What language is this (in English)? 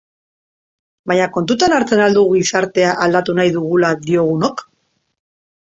Basque